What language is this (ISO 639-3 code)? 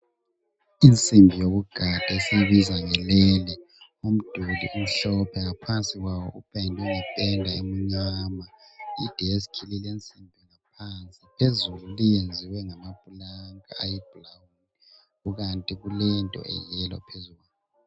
nde